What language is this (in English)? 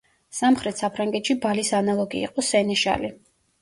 Georgian